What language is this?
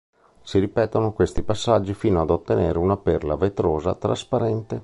Italian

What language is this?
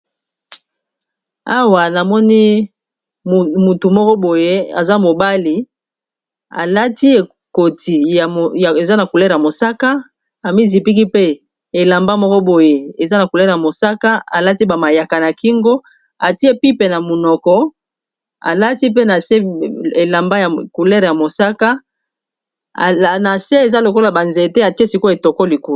Lingala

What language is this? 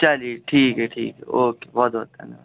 Urdu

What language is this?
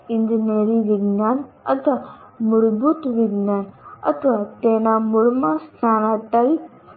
Gujarati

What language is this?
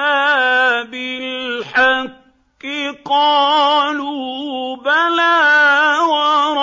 Arabic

